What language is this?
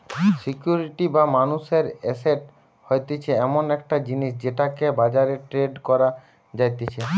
Bangla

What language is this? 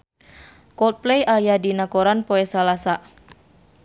Sundanese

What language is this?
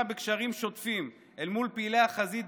Hebrew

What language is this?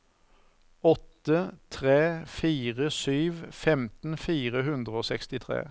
Norwegian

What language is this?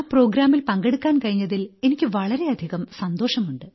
Malayalam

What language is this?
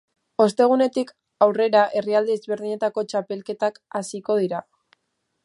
Basque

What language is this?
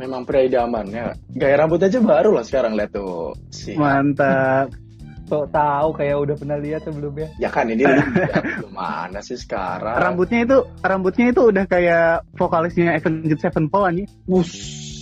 Indonesian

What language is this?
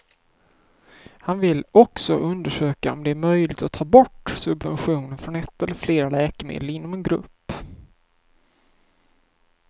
Swedish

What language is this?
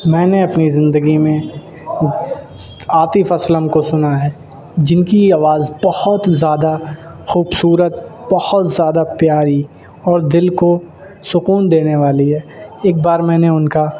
Urdu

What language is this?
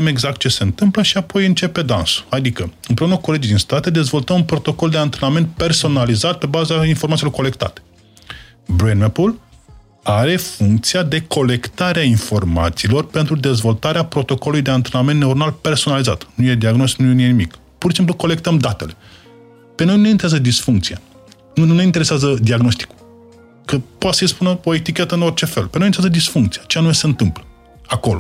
Romanian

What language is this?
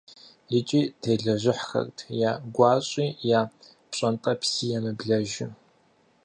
Kabardian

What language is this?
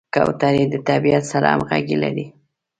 Pashto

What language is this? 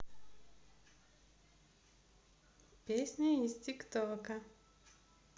Russian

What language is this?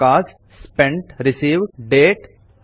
Kannada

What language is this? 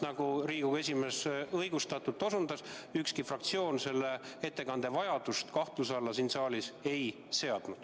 Estonian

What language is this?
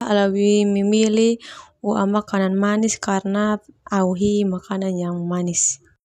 Termanu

